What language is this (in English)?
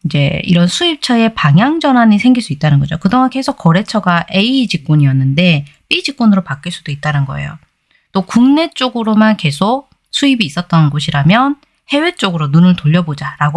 Korean